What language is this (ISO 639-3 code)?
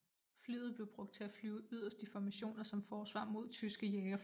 dan